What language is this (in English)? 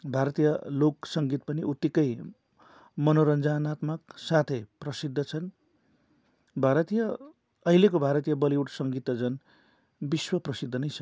Nepali